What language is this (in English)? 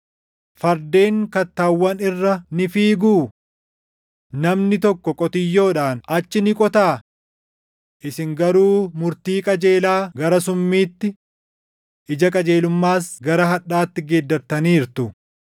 Oromo